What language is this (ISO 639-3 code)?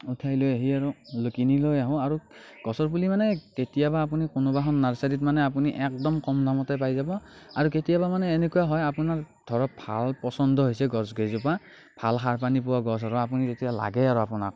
asm